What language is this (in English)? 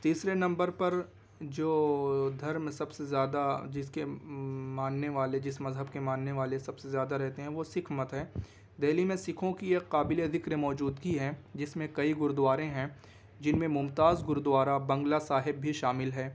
Urdu